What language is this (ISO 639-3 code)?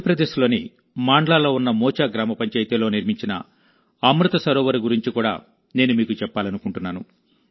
tel